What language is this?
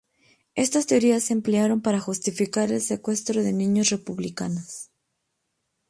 Spanish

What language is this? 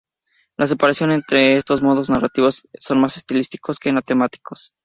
Spanish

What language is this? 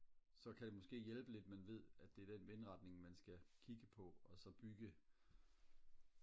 Danish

